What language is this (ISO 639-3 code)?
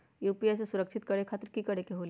mag